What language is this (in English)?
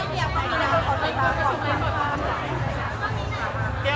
Thai